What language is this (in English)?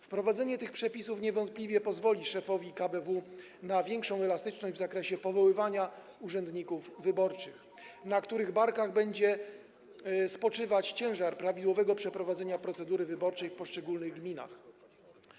Polish